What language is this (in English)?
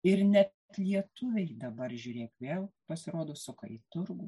Lithuanian